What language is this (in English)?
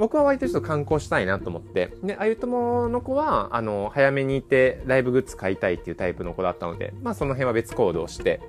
Japanese